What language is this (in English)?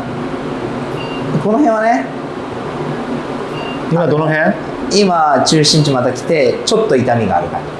Japanese